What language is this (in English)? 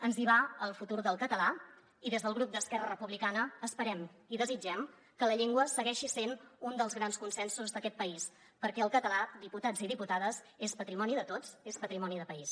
Catalan